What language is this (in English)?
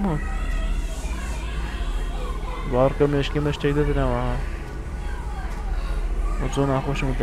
Arabic